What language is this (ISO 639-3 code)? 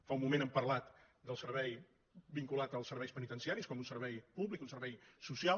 cat